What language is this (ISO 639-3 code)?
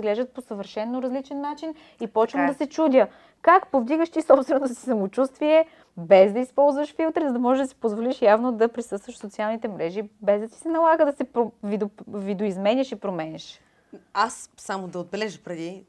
bul